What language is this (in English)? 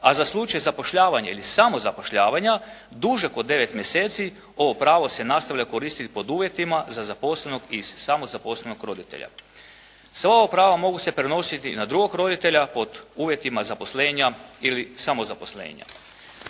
Croatian